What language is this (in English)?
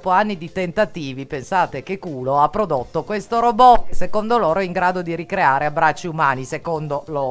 Italian